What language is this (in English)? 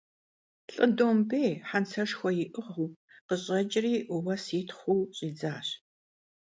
Kabardian